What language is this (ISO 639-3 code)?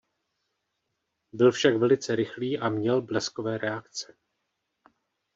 ces